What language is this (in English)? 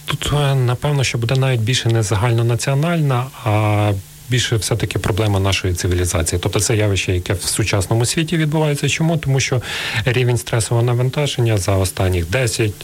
Ukrainian